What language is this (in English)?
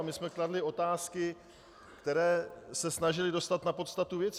Czech